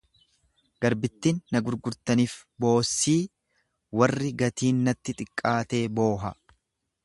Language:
Oromo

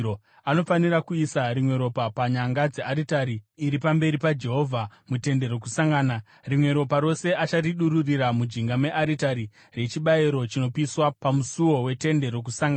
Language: Shona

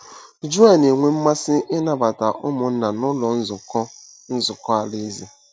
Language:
Igbo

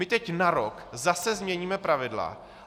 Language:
Czech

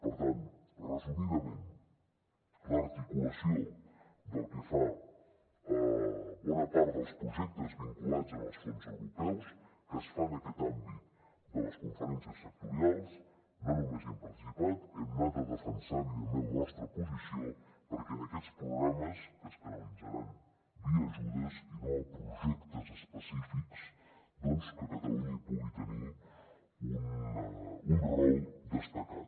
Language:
Catalan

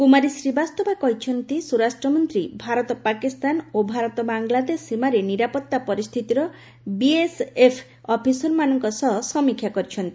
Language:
Odia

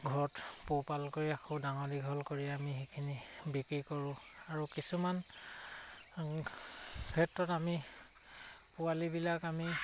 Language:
Assamese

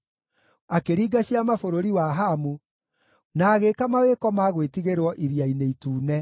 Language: Kikuyu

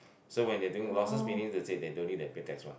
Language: English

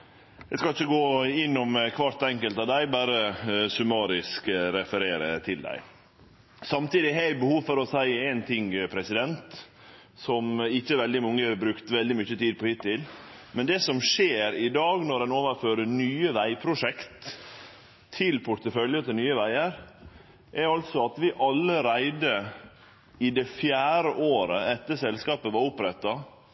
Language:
Norwegian Nynorsk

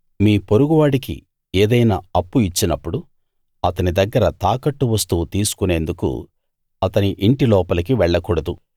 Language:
Telugu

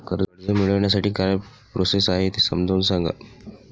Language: Marathi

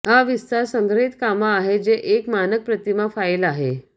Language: Marathi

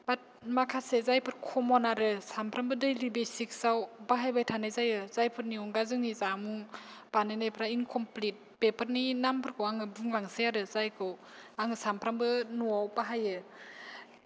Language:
Bodo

